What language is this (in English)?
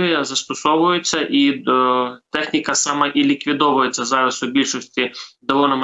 Ukrainian